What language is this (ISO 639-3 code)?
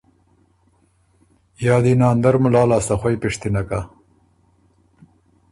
oru